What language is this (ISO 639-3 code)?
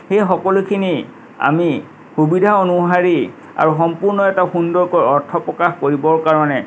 asm